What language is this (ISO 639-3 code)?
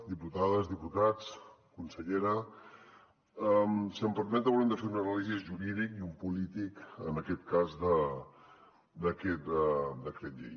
cat